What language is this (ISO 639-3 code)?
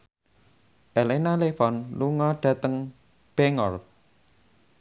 jav